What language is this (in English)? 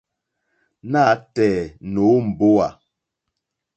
Mokpwe